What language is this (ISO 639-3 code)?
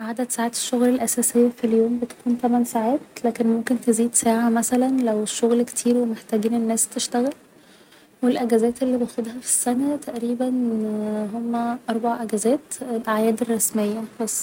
arz